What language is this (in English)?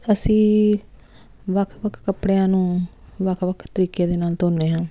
Punjabi